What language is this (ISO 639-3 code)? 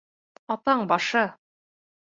bak